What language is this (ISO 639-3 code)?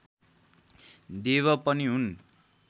nep